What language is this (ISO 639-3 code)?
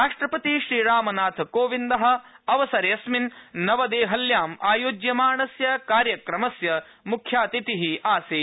san